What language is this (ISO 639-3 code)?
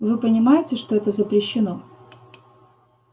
rus